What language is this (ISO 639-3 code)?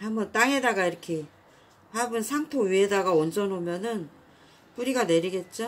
kor